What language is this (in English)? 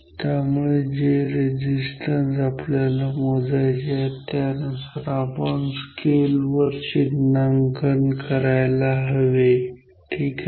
Marathi